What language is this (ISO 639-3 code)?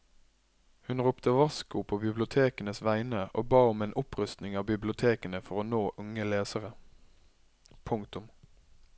nor